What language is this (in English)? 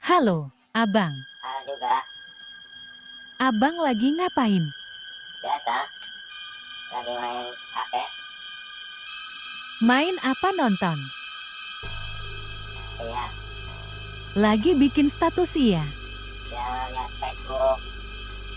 Indonesian